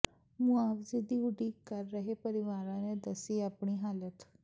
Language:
Punjabi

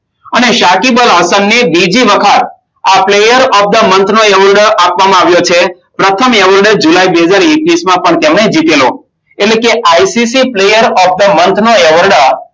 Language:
Gujarati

